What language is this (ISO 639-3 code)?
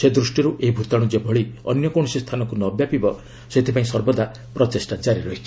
ori